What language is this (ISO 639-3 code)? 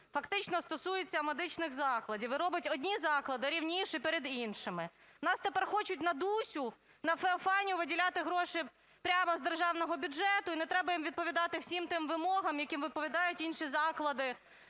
ukr